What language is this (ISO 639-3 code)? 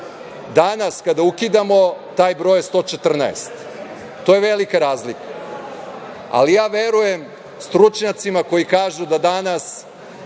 srp